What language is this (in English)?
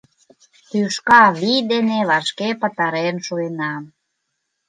Mari